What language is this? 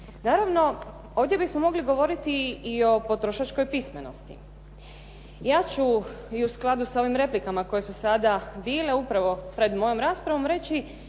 Croatian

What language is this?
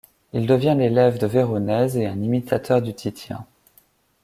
French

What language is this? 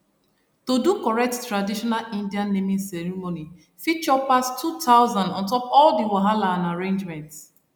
Nigerian Pidgin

